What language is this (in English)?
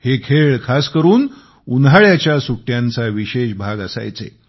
Marathi